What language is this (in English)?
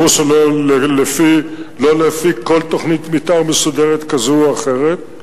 Hebrew